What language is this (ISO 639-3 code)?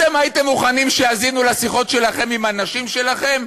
heb